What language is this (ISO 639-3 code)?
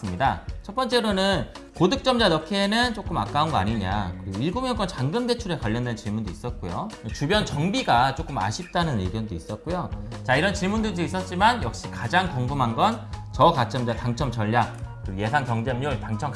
kor